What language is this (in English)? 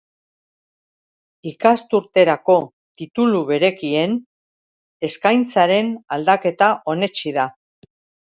Basque